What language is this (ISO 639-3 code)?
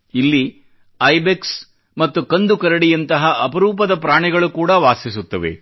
kan